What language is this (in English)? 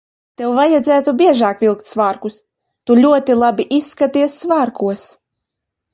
Latvian